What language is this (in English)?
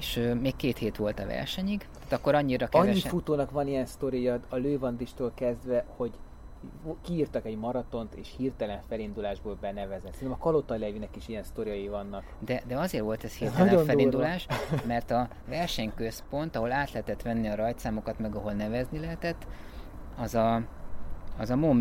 Hungarian